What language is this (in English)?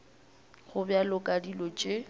Northern Sotho